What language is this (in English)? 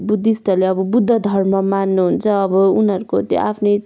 Nepali